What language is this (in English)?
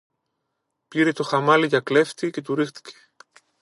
Greek